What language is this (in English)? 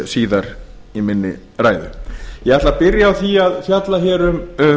Icelandic